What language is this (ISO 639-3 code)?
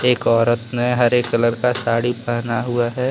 hin